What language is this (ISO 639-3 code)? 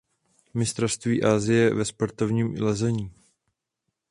ces